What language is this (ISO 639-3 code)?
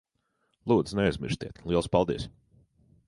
lav